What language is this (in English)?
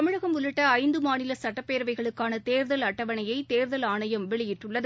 Tamil